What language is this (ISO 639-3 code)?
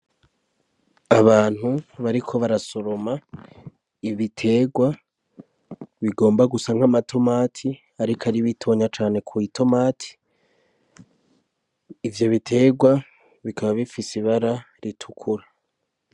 run